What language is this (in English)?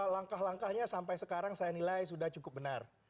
Indonesian